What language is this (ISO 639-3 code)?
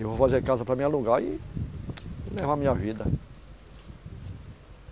por